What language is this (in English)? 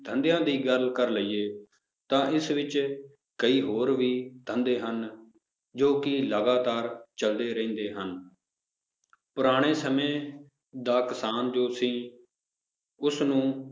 Punjabi